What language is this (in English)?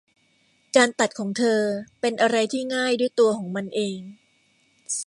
Thai